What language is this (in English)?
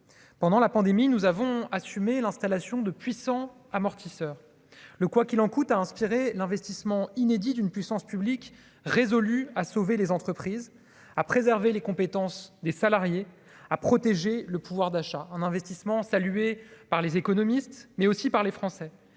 French